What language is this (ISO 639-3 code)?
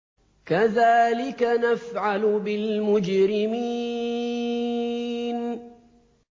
ara